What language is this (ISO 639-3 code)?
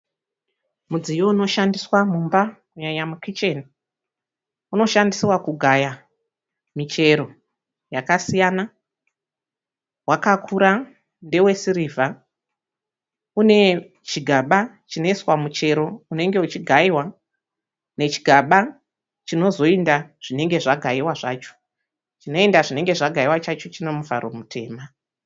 sna